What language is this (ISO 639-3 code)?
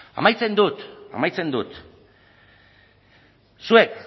eus